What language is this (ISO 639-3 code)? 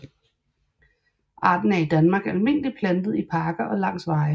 dan